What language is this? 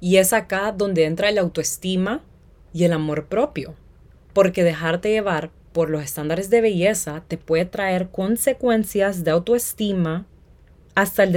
Spanish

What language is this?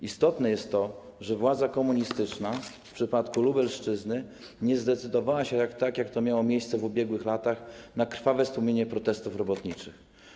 Polish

